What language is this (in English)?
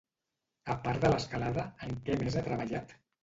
Catalan